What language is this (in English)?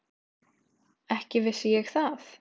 Icelandic